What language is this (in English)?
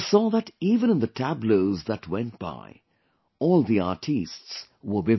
English